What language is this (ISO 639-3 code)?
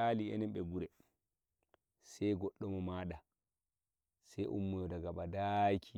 fuv